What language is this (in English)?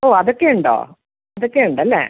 Malayalam